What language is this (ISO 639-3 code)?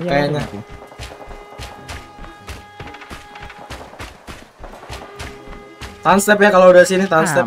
ind